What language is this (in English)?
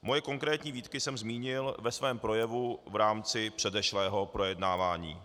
Czech